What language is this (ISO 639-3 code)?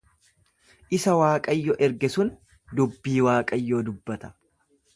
orm